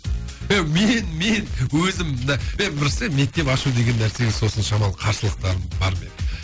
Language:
Kazakh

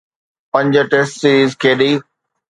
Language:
Sindhi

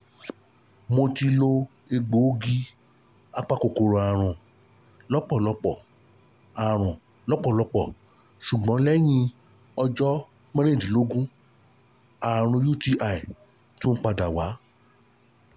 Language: Yoruba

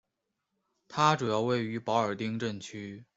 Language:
Chinese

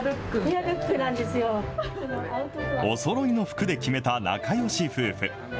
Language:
Japanese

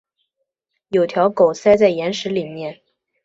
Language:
Chinese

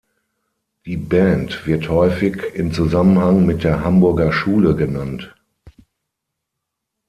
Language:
German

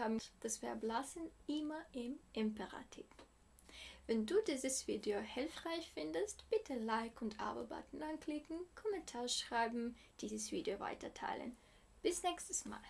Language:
German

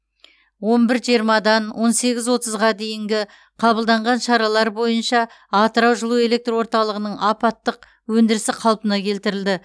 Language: Kazakh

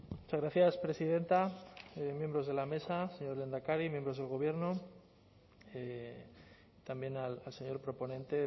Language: Spanish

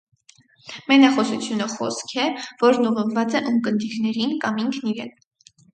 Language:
Armenian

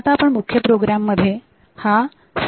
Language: Marathi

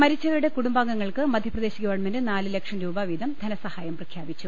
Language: Malayalam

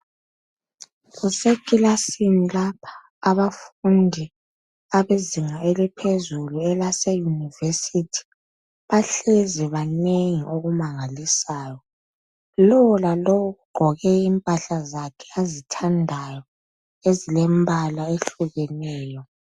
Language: North Ndebele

